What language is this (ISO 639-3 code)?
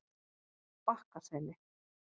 isl